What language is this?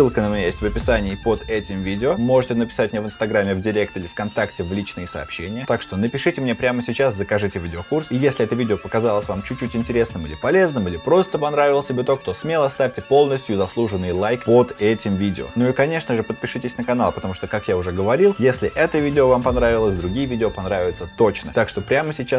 Russian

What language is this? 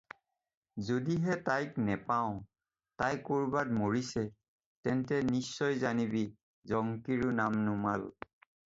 Assamese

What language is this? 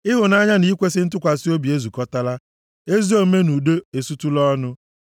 Igbo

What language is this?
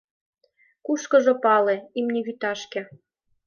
Mari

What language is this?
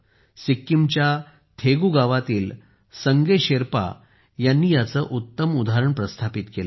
Marathi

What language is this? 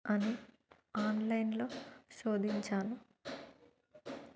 Telugu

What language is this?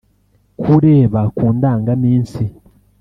Kinyarwanda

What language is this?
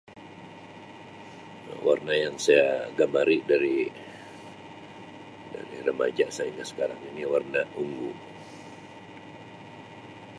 Sabah Malay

